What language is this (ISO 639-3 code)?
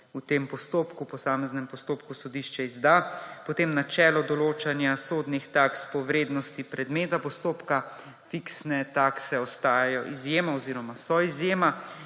slv